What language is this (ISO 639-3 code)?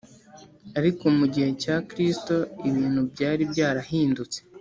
kin